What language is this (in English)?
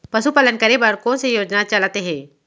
Chhattisgarhi